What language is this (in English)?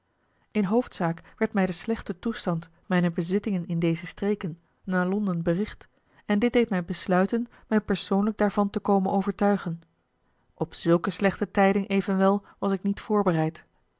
Dutch